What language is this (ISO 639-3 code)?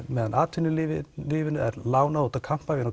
isl